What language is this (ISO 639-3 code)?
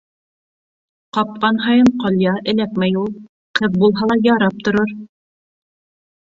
bak